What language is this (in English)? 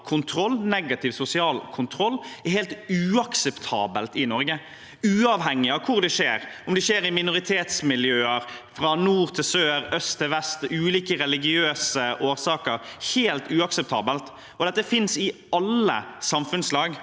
Norwegian